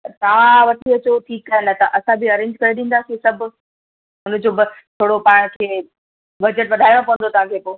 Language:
Sindhi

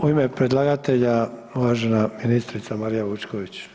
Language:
Croatian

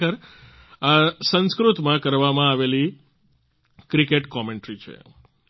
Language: Gujarati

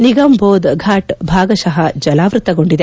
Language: Kannada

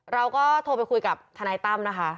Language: Thai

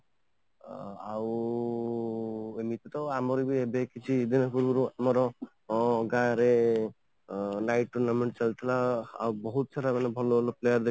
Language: Odia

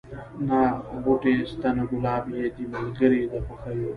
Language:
Pashto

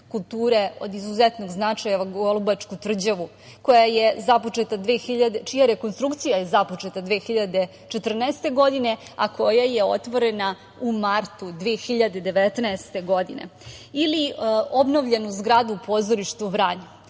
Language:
Serbian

